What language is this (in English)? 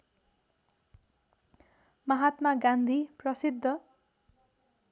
Nepali